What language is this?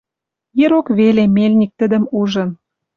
Western Mari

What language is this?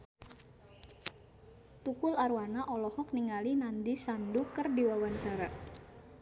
Sundanese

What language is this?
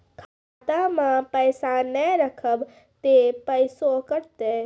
Maithili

